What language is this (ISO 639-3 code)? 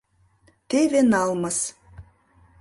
chm